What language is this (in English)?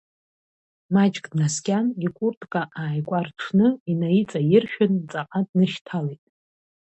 Abkhazian